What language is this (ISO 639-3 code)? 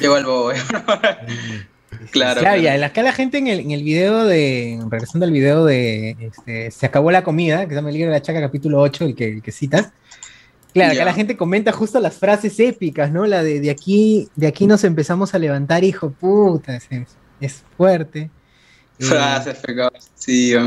spa